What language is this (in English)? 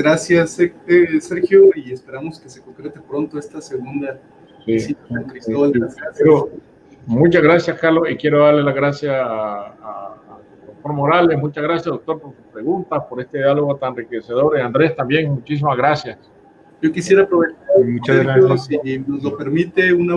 Spanish